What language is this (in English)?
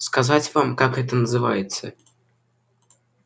Russian